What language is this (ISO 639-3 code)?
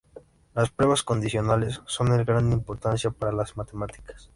spa